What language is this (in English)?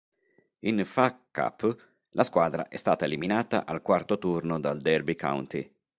Italian